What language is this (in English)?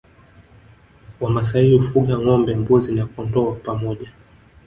Swahili